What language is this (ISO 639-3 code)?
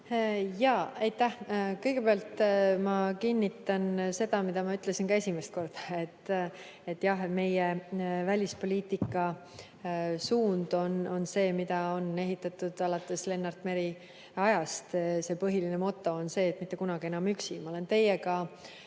est